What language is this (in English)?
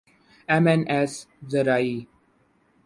Urdu